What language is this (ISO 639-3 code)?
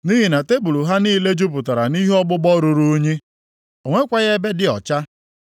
ibo